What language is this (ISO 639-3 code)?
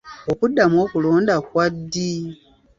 lug